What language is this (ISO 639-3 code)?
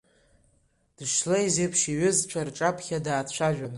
abk